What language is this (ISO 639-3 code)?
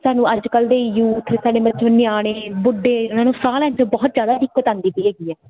pan